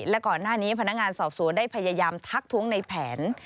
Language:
Thai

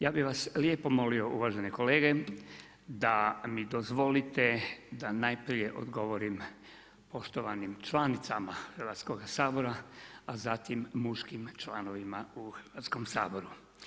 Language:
Croatian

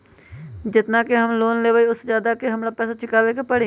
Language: Magahi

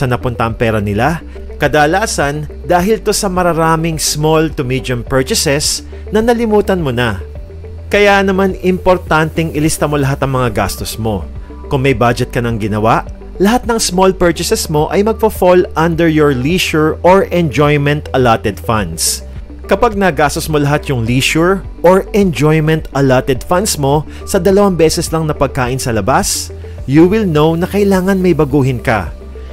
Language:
Filipino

